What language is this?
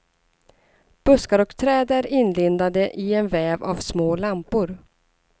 Swedish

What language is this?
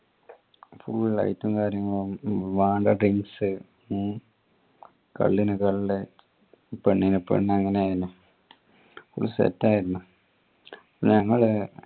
Malayalam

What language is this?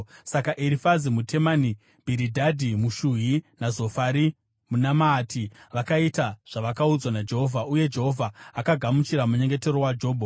Shona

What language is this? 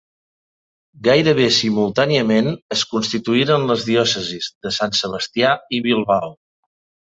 Catalan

